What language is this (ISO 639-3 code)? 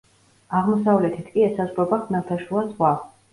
kat